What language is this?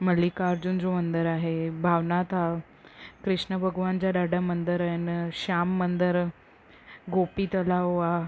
Sindhi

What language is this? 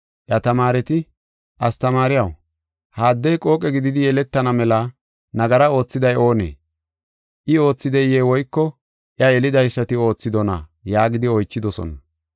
Gofa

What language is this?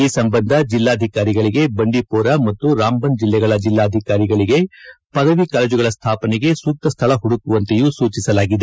Kannada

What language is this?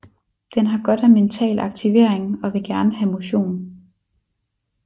Danish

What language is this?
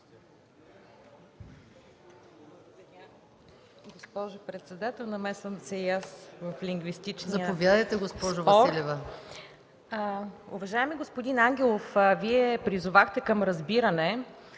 Bulgarian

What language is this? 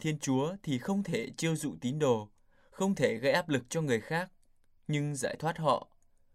Vietnamese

